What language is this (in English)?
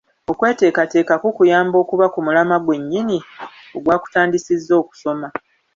Ganda